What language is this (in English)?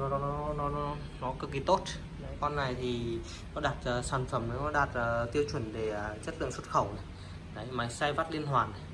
Vietnamese